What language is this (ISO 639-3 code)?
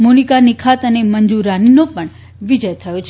guj